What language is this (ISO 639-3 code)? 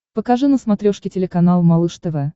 rus